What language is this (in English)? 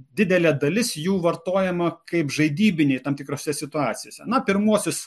Lithuanian